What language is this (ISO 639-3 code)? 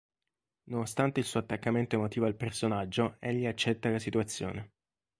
ita